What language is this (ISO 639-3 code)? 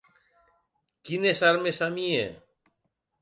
oci